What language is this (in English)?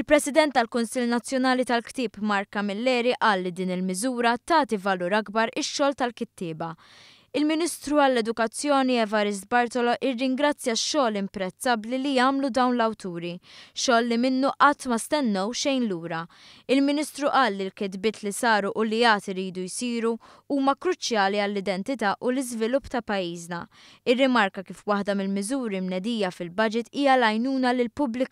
Arabic